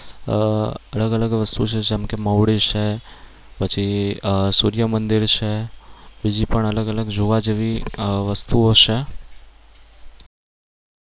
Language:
Gujarati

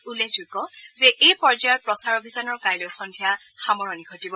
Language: Assamese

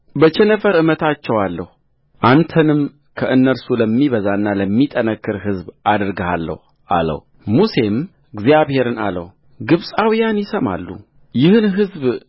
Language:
Amharic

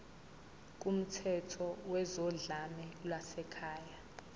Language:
Zulu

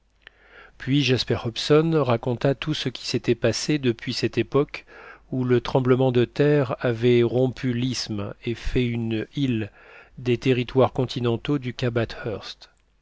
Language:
French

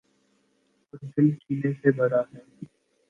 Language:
Urdu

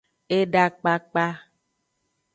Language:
Aja (Benin)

